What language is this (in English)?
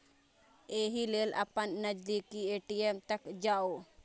Maithili